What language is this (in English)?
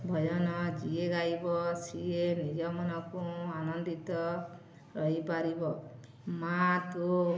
Odia